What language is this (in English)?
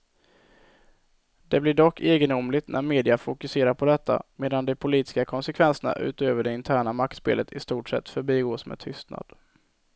Swedish